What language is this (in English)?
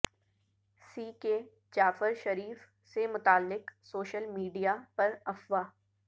Urdu